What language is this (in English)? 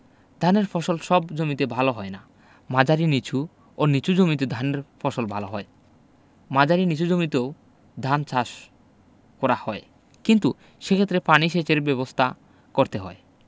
Bangla